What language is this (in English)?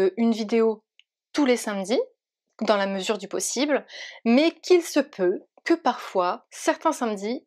French